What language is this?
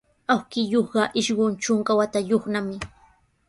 Sihuas Ancash Quechua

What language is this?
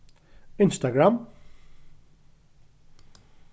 Faroese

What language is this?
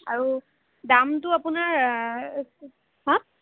Assamese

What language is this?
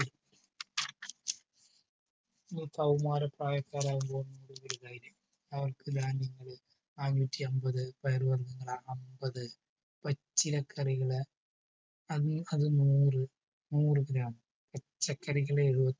Malayalam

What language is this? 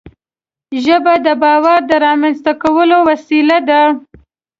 Pashto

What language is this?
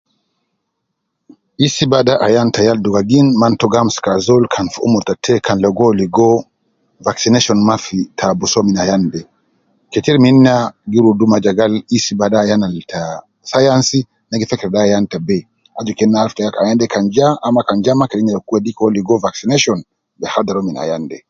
Nubi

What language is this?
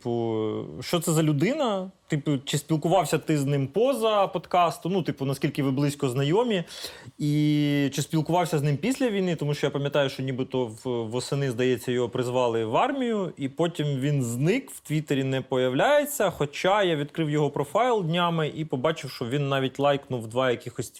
Ukrainian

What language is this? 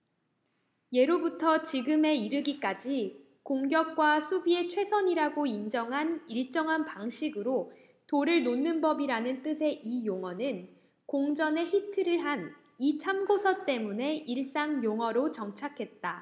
Korean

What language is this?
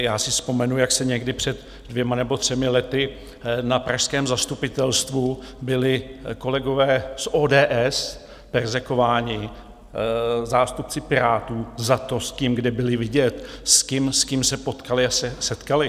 Czech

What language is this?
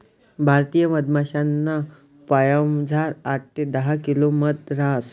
Marathi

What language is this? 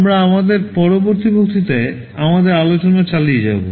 Bangla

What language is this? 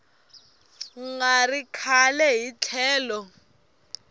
Tsonga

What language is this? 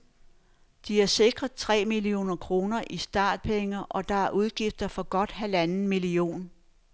Danish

